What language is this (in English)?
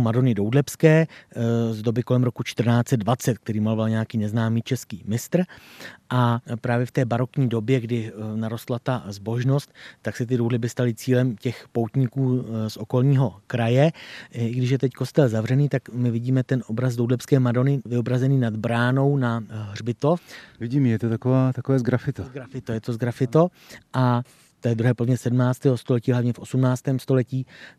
Czech